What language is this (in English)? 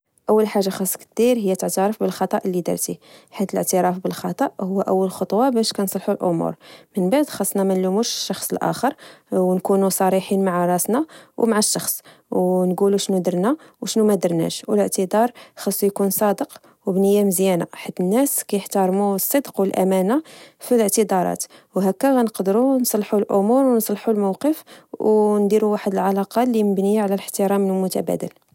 Moroccan Arabic